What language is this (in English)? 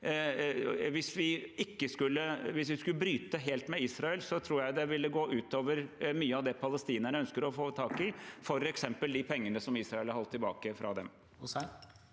Norwegian